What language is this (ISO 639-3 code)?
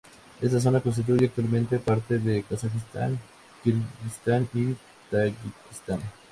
spa